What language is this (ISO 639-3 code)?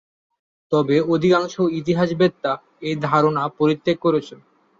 ben